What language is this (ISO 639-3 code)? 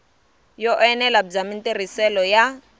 tso